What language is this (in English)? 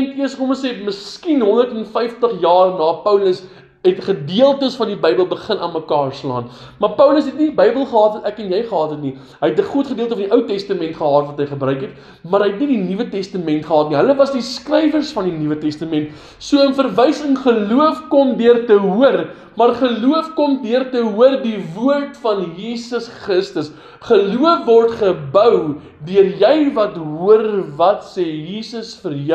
Dutch